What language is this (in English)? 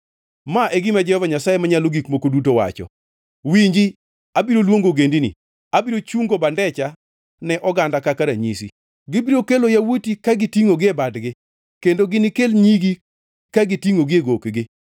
Luo (Kenya and Tanzania)